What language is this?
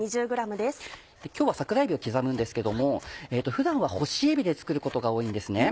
Japanese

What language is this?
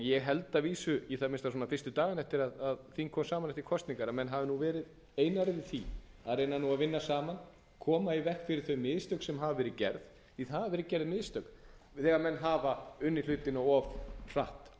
Icelandic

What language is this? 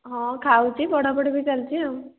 Odia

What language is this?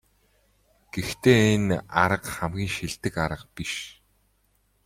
Mongolian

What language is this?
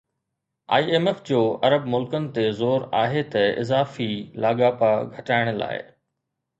Sindhi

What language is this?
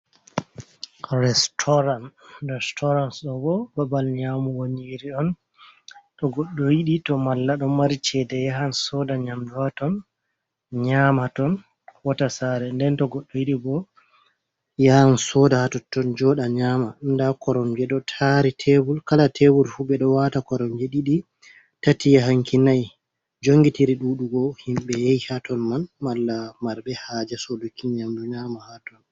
Fula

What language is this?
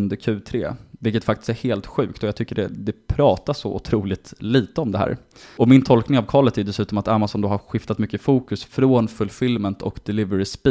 Swedish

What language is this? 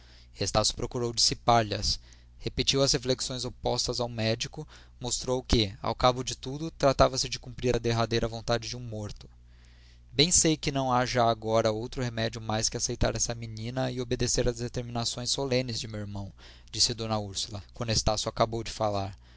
Portuguese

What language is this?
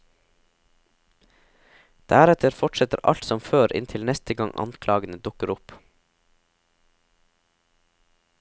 Norwegian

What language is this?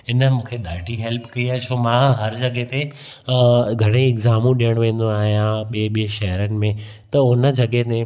Sindhi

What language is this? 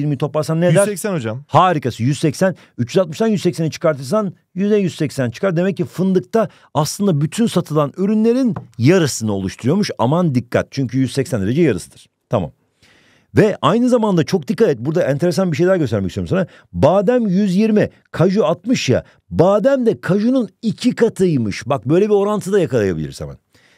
Turkish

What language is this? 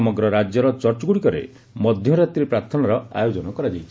Odia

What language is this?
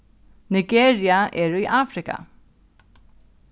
Faroese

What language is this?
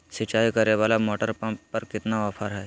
Magahi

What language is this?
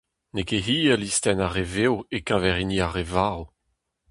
Breton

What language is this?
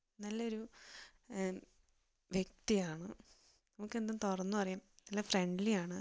Malayalam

